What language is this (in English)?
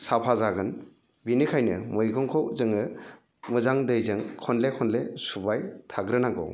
Bodo